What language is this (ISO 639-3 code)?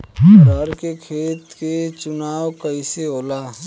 bho